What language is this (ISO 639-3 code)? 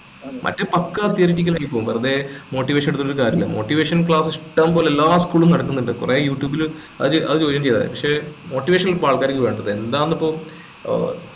mal